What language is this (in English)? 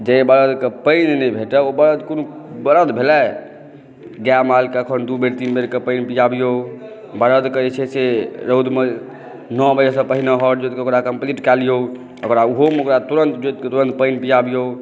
Maithili